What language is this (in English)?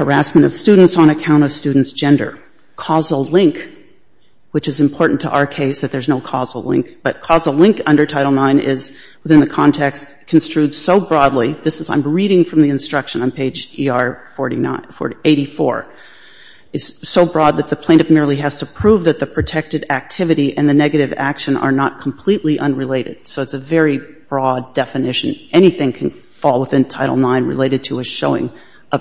English